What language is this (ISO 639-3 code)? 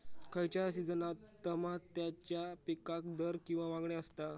mar